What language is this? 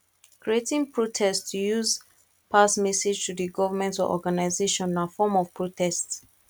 Nigerian Pidgin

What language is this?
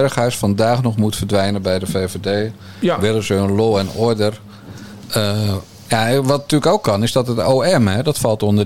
Dutch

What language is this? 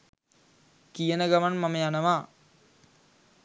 Sinhala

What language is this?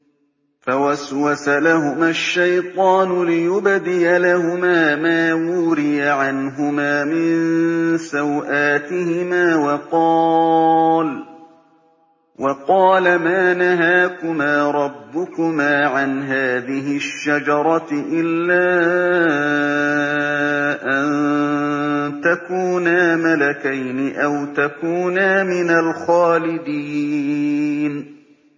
Arabic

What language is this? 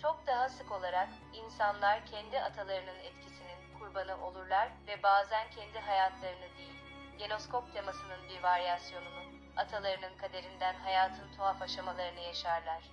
Turkish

